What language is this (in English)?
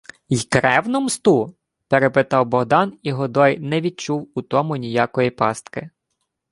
Ukrainian